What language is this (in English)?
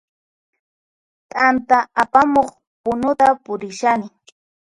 Puno Quechua